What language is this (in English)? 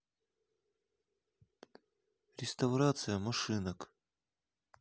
Russian